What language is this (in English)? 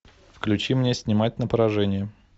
Russian